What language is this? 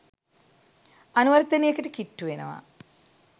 Sinhala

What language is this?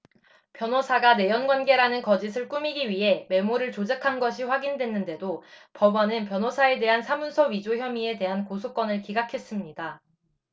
Korean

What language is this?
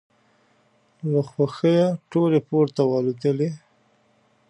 Pashto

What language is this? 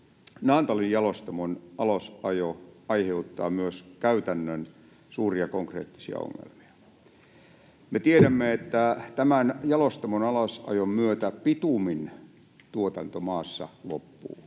Finnish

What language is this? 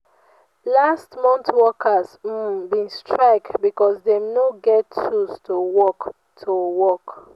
Nigerian Pidgin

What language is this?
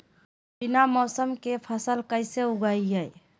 Magahi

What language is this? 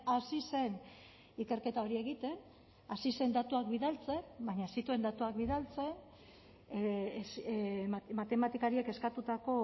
Basque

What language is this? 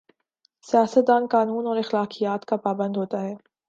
Urdu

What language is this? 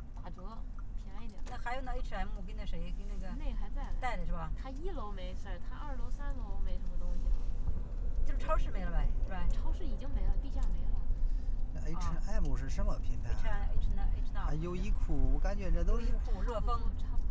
Chinese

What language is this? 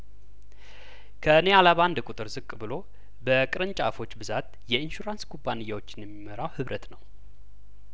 Amharic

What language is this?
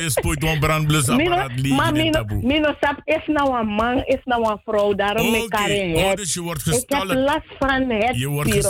Dutch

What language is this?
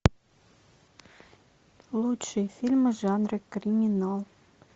Russian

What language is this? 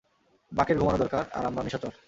Bangla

